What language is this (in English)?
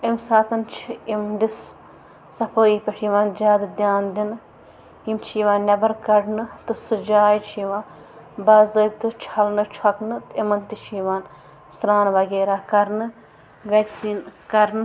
Kashmiri